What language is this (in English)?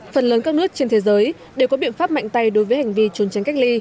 Vietnamese